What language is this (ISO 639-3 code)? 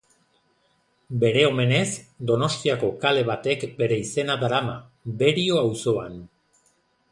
eus